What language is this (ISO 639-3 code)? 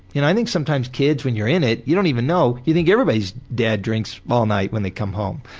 eng